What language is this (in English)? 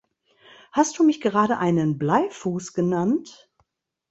German